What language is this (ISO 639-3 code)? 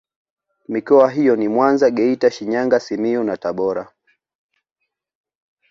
swa